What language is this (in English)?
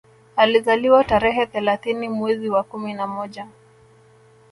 Swahili